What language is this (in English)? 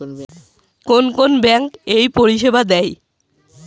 Bangla